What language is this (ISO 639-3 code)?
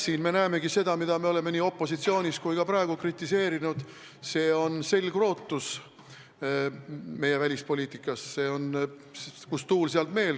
est